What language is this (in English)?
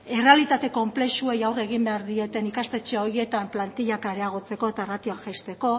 Basque